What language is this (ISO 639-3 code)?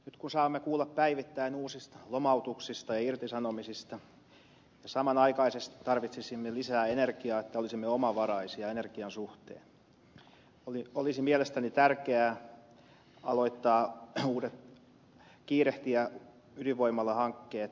fin